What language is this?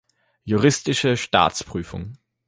German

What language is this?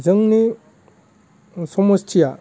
Bodo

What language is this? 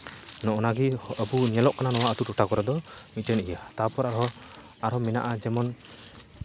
Santali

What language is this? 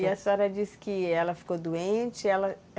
Portuguese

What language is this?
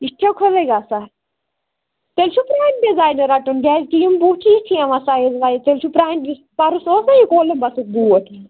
Kashmiri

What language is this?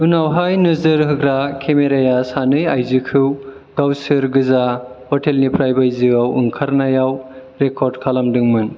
Bodo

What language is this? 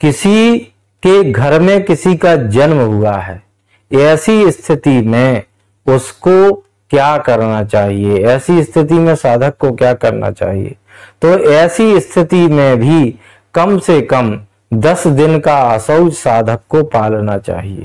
Hindi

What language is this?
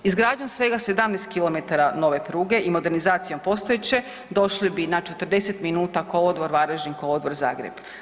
Croatian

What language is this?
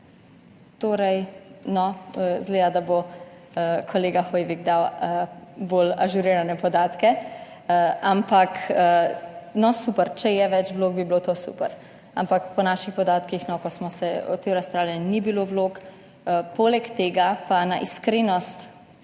Slovenian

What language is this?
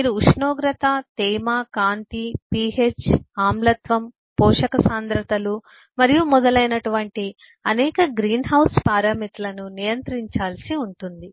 Telugu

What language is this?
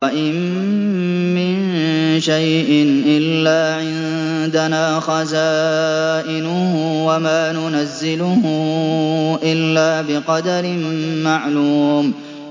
Arabic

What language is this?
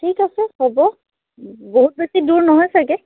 Assamese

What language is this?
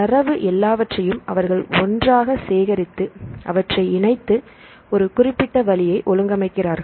Tamil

